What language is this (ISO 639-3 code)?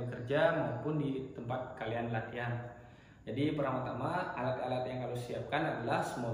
ind